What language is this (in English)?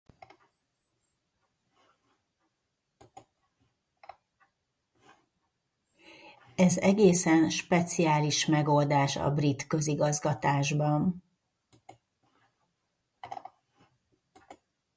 Hungarian